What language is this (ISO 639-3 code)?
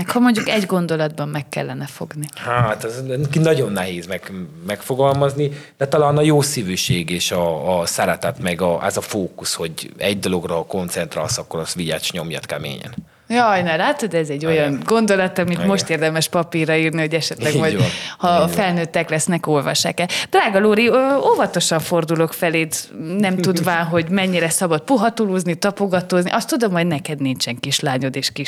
hun